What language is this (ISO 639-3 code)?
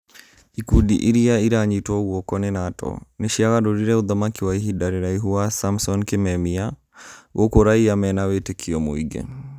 kik